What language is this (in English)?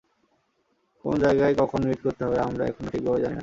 Bangla